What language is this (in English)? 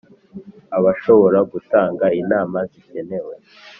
Kinyarwanda